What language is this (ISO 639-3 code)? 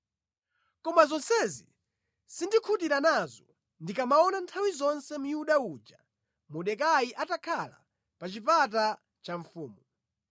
nya